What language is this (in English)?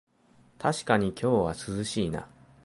Japanese